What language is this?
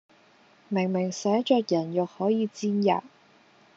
Cantonese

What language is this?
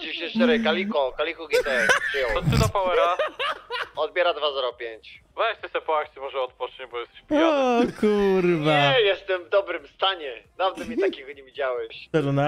Polish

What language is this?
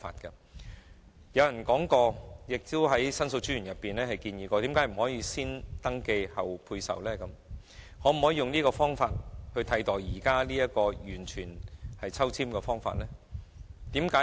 Cantonese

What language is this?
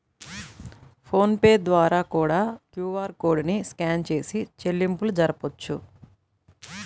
Telugu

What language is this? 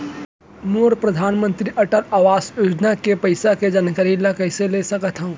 Chhattisgarhi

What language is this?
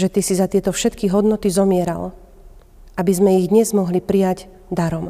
Slovak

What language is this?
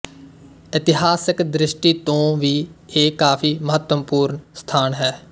Punjabi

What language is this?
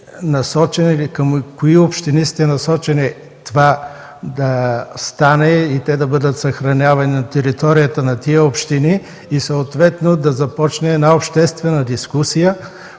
Bulgarian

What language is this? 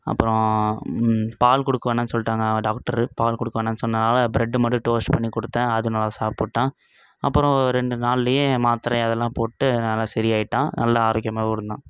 Tamil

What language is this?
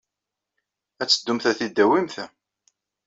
Kabyle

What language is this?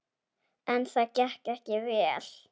Icelandic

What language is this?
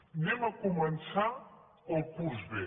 Catalan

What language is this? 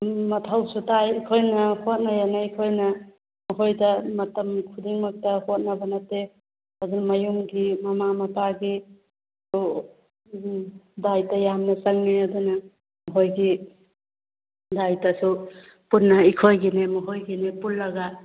Manipuri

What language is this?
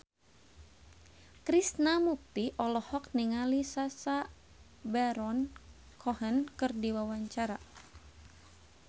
Sundanese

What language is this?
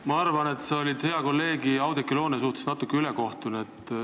Estonian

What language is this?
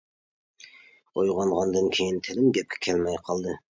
Uyghur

